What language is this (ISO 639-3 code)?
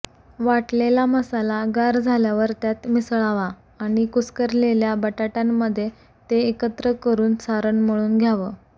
mar